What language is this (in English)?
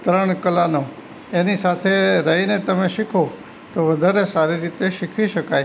Gujarati